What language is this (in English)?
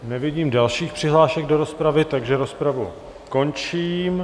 Czech